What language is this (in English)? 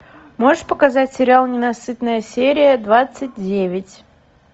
Russian